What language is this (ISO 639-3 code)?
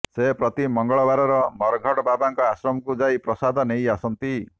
ori